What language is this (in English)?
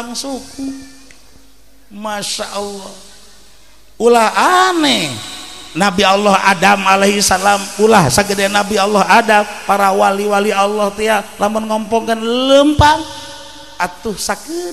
Indonesian